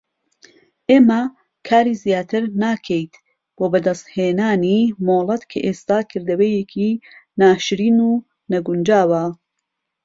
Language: Central Kurdish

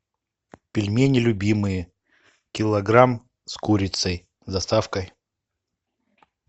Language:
Russian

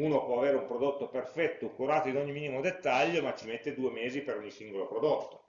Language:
Italian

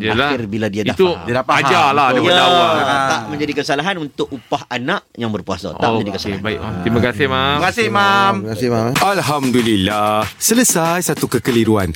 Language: Malay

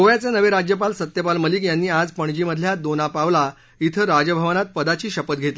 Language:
Marathi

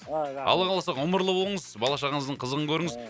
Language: Kazakh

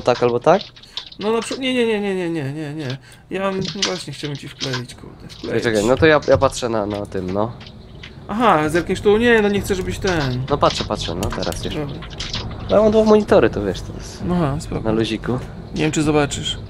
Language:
Polish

